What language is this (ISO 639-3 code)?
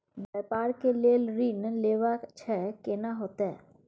mai